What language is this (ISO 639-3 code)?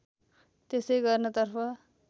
nep